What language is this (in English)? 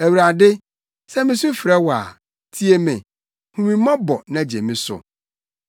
Akan